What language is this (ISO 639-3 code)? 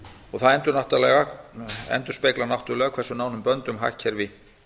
isl